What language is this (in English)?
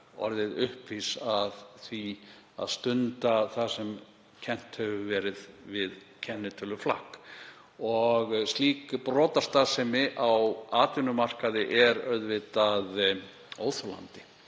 Icelandic